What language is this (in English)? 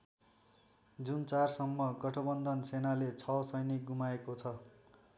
Nepali